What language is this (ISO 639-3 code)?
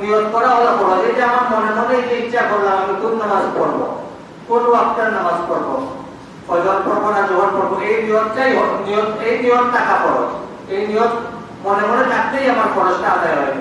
ben